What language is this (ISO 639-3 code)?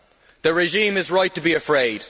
eng